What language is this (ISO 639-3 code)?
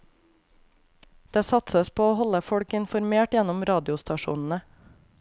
nor